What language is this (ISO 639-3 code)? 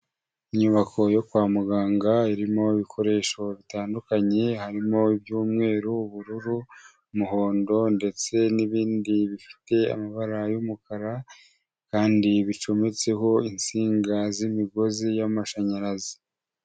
kin